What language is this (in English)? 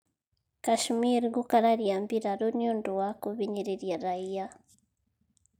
Kikuyu